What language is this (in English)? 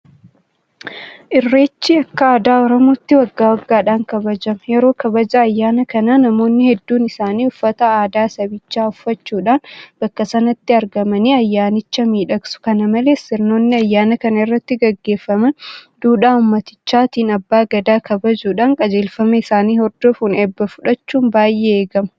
Oromo